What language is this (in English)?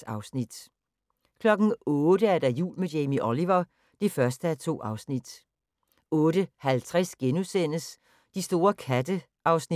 Danish